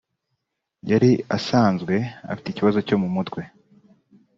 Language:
Kinyarwanda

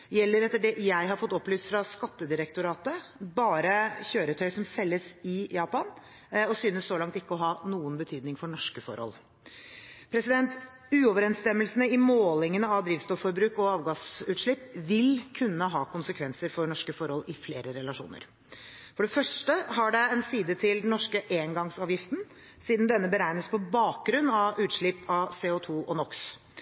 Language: Norwegian Bokmål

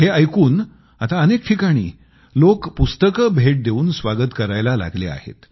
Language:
Marathi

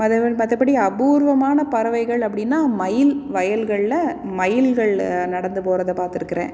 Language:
Tamil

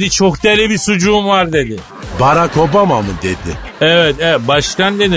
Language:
Turkish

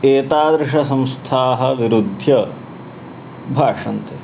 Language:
Sanskrit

